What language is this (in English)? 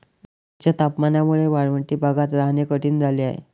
Marathi